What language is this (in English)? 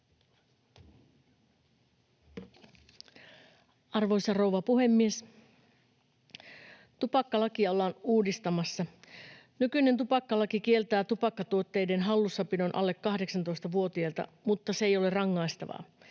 Finnish